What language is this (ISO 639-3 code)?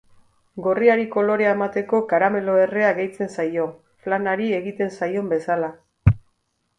eus